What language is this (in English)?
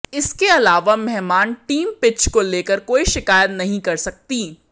Hindi